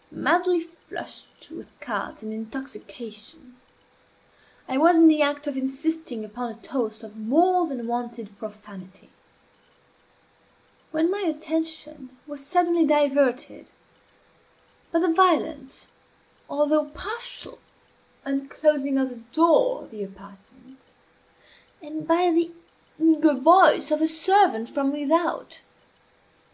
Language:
English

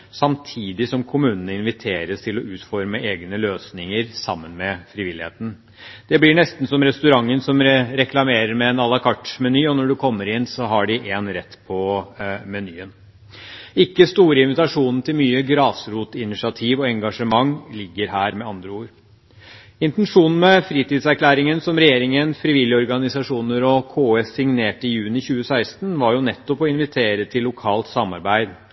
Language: Norwegian Bokmål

